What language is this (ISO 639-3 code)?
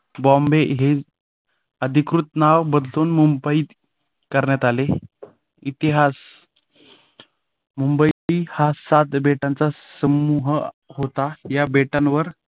mar